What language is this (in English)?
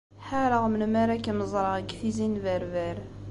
Kabyle